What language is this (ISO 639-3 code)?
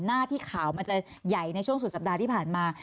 tha